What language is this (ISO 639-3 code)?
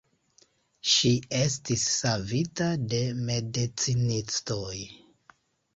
epo